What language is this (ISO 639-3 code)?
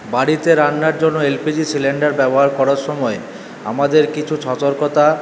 ben